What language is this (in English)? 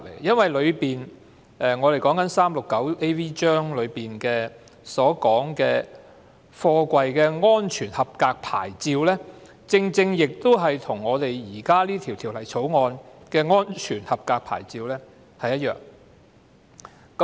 Cantonese